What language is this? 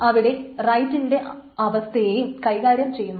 Malayalam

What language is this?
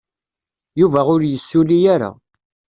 Kabyle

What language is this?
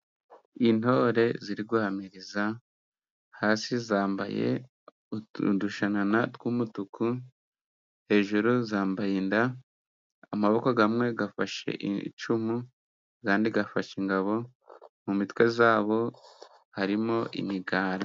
Kinyarwanda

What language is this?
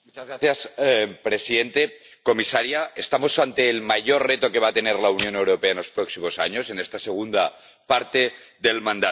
Spanish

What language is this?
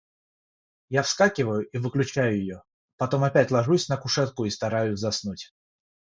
Russian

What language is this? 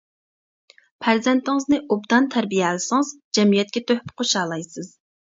Uyghur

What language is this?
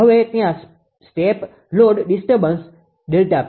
Gujarati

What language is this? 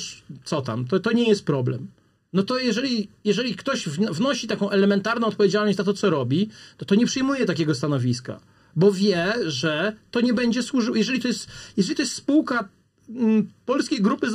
Polish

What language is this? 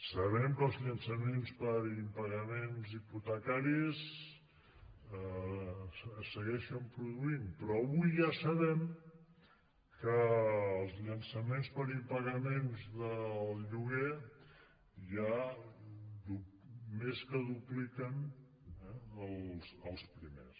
Catalan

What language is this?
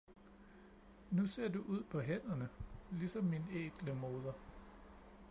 Danish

